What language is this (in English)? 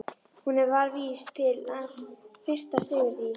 Icelandic